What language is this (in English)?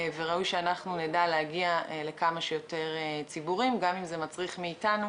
Hebrew